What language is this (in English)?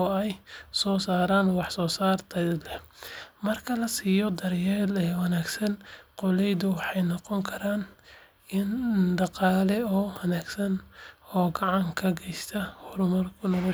Somali